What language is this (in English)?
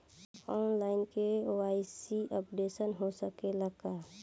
Bhojpuri